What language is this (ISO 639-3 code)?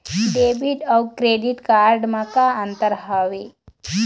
hne